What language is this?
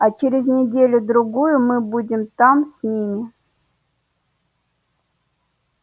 Russian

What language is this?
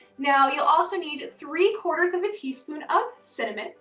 English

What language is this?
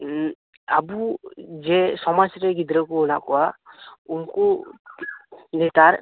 Santali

